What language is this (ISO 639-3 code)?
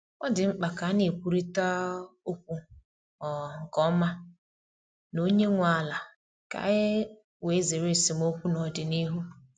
ibo